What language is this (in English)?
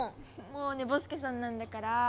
Japanese